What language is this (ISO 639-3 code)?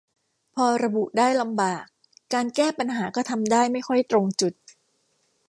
tha